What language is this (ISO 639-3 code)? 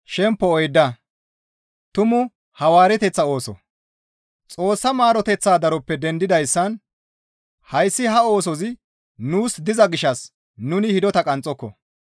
gmv